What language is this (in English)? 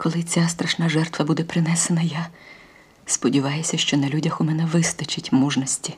Ukrainian